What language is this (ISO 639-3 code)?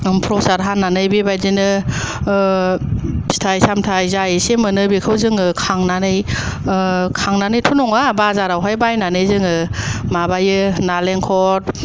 brx